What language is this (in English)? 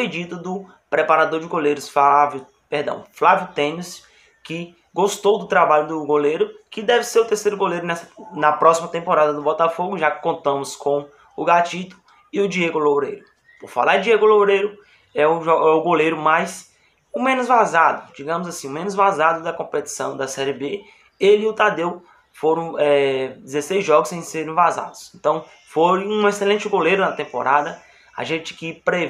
Portuguese